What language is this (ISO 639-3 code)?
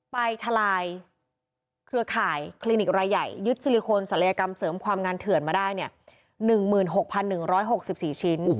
tha